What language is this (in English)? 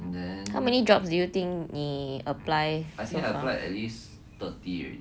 English